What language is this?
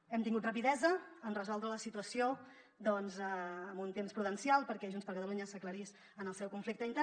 Catalan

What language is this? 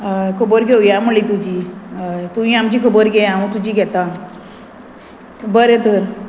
Konkani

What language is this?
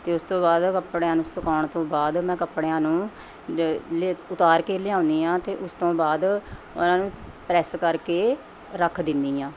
Punjabi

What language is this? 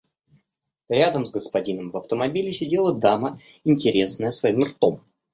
Russian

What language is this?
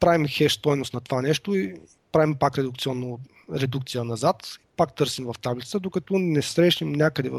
Bulgarian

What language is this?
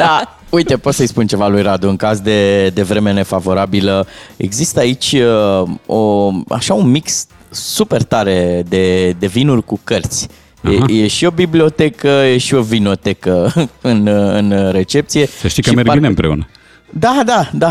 Romanian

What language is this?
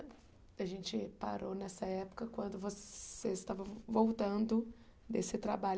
Portuguese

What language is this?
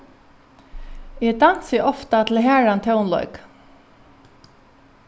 Faroese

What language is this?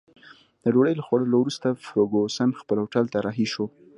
Pashto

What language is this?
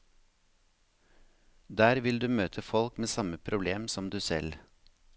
Norwegian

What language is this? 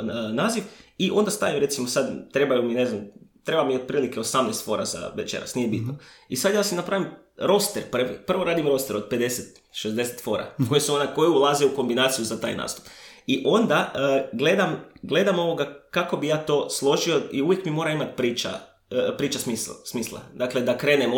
Croatian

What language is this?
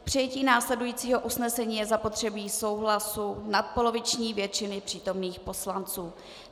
Czech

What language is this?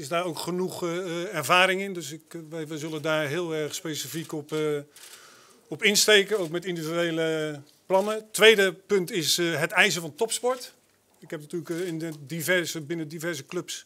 Dutch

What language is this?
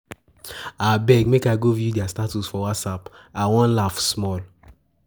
Nigerian Pidgin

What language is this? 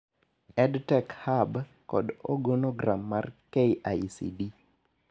Luo (Kenya and Tanzania)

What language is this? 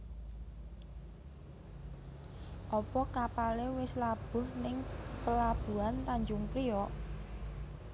Javanese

